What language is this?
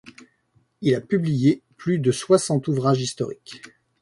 French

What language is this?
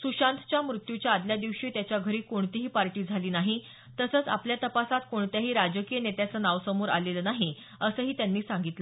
Marathi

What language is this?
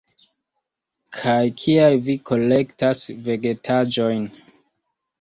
Esperanto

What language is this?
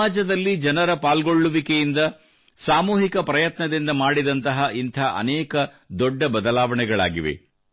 Kannada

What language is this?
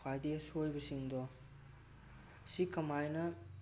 Manipuri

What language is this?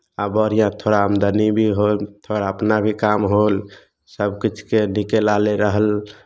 Maithili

